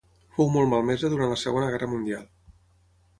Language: Catalan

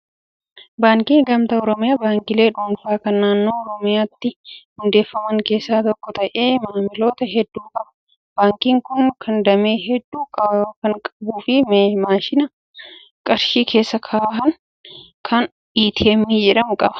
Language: Oromo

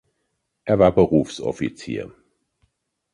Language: German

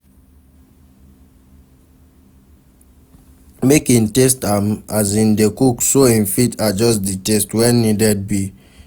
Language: Nigerian Pidgin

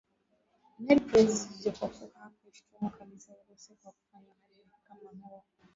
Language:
Swahili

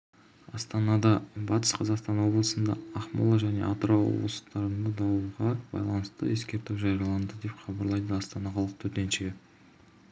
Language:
Kazakh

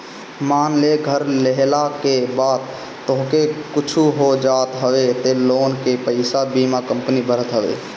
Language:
Bhojpuri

